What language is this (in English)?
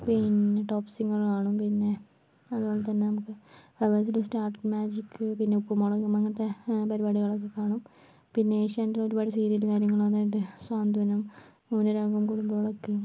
Malayalam